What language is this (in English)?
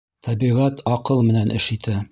Bashkir